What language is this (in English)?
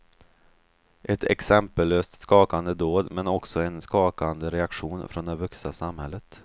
Swedish